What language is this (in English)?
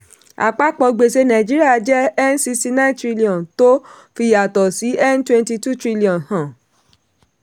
Yoruba